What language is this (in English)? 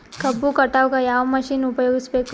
Kannada